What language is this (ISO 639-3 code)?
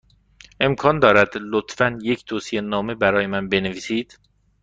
fas